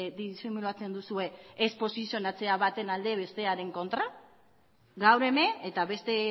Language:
Basque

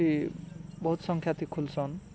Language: Odia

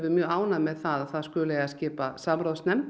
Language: Icelandic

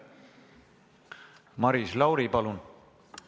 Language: Estonian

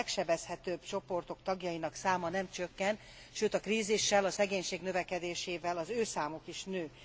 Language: Hungarian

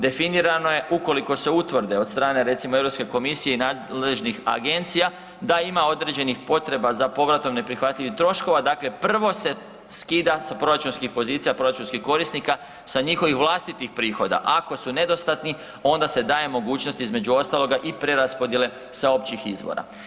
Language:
Croatian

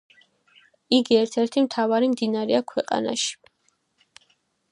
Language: Georgian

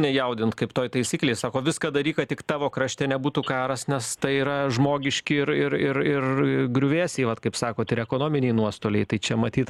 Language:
Lithuanian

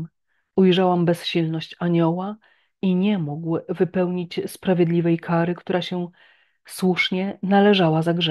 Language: Polish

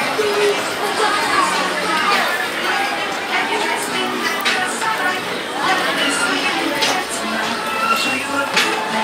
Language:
Polish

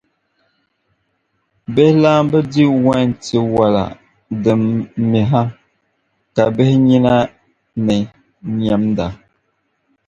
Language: Dagbani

